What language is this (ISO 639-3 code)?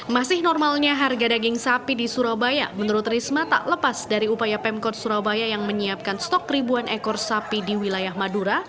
ind